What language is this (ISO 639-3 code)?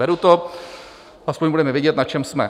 ces